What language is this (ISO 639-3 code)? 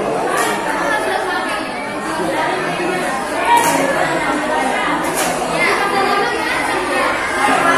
ind